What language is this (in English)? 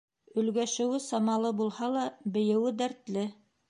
Bashkir